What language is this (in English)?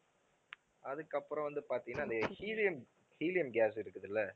Tamil